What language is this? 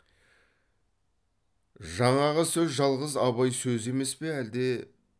Kazakh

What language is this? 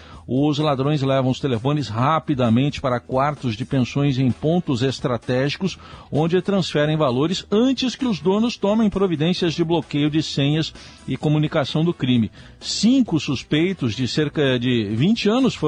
Portuguese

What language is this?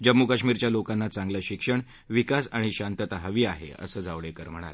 Marathi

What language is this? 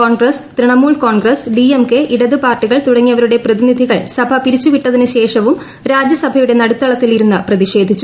Malayalam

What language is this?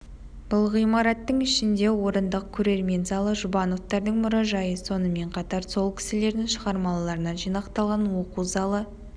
Kazakh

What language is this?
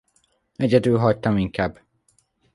Hungarian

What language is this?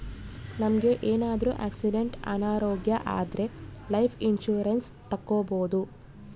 Kannada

